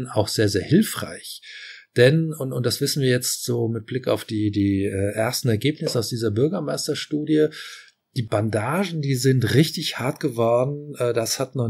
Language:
German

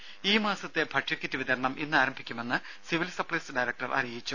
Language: Malayalam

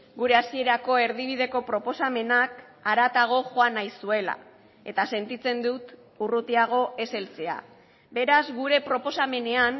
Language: Basque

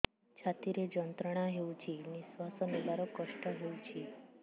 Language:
Odia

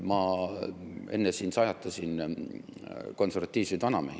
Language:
Estonian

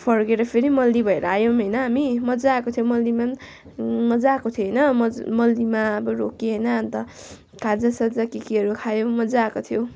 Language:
Nepali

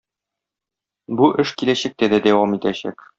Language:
Tatar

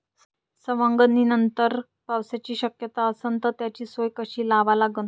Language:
Marathi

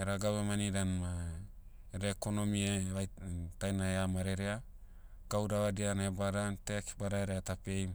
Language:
Motu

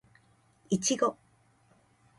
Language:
Japanese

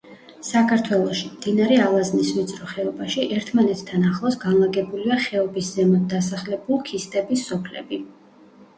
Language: Georgian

